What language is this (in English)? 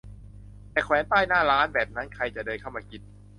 Thai